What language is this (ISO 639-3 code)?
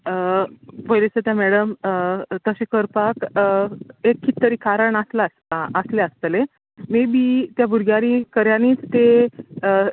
kok